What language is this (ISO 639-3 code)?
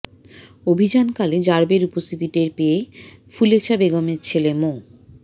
ben